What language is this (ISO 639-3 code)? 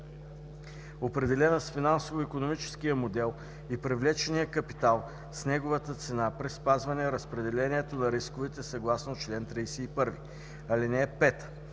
bul